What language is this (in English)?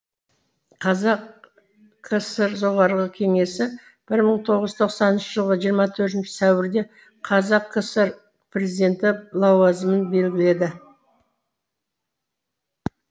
Kazakh